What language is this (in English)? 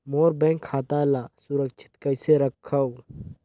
Chhattisgarhi